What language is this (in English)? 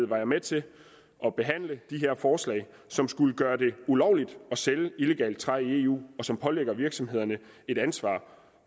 Danish